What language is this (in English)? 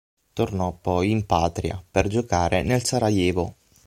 Italian